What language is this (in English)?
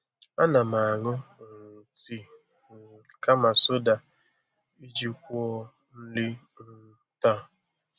Igbo